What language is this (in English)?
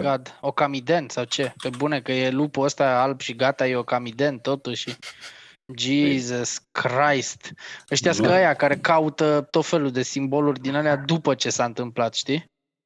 Romanian